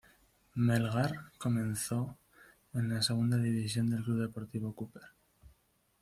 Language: Spanish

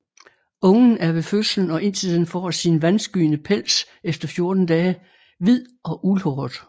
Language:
Danish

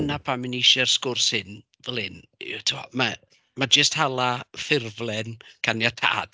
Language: Welsh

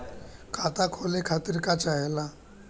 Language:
Bhojpuri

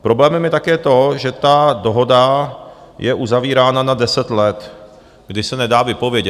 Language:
Czech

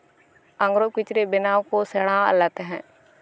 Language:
Santali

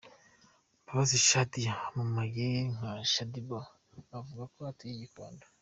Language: Kinyarwanda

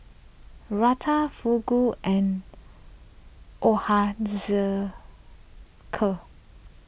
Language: English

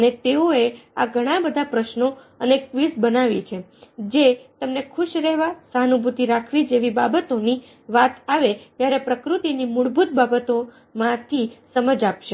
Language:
Gujarati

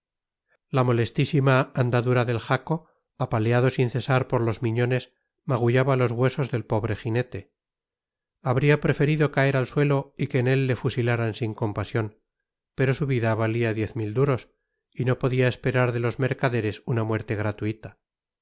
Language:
Spanish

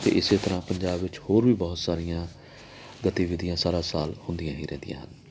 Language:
Punjabi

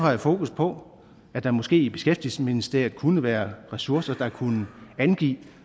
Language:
Danish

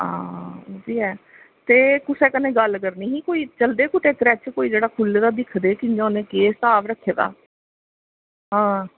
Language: Dogri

